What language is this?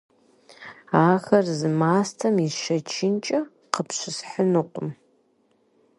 Kabardian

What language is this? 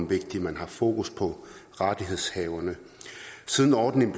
Danish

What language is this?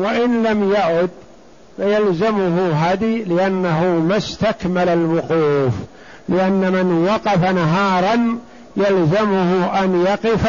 Arabic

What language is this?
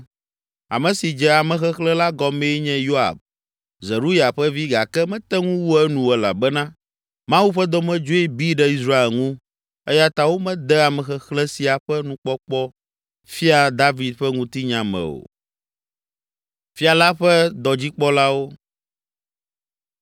Ewe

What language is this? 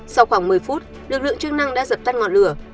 Vietnamese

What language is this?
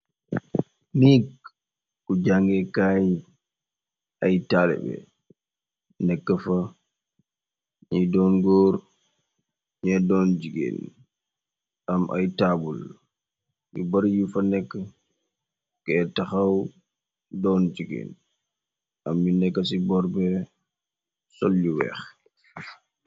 Wolof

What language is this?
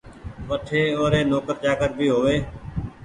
Goaria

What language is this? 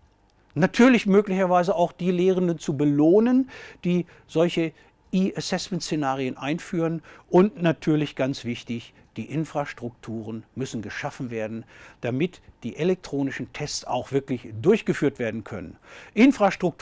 German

